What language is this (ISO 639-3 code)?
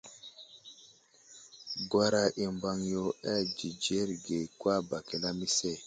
udl